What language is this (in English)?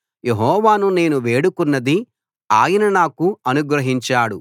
Telugu